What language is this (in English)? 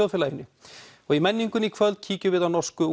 Icelandic